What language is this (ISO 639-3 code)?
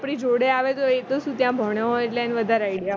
guj